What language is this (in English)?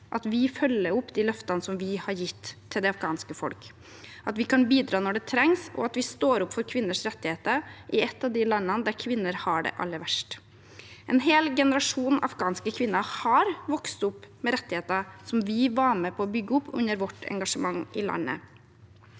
Norwegian